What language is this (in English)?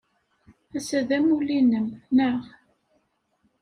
Kabyle